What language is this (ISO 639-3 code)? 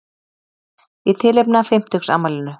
isl